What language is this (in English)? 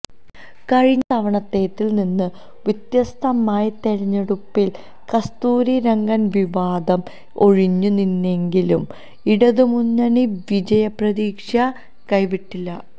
Malayalam